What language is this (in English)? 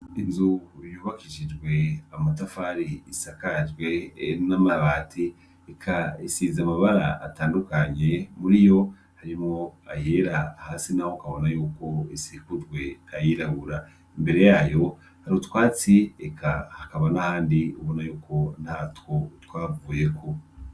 Rundi